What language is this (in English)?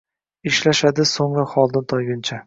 Uzbek